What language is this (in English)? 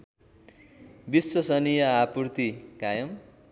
Nepali